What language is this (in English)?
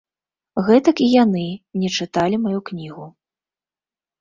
Belarusian